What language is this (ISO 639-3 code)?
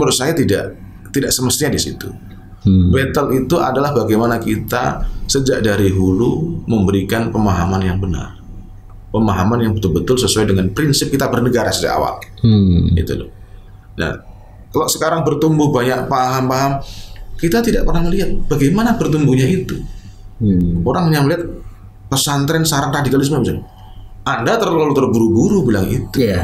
ind